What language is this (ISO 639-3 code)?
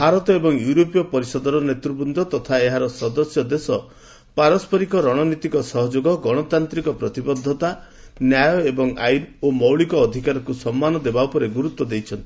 ori